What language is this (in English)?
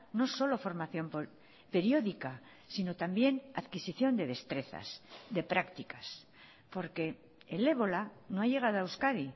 Spanish